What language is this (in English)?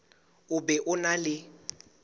Southern Sotho